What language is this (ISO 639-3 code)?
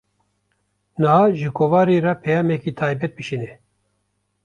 kur